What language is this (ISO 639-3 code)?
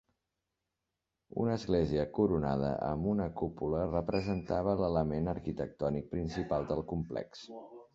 cat